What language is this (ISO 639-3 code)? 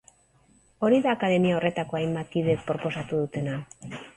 eus